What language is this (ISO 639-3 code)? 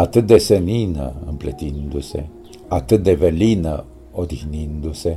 ron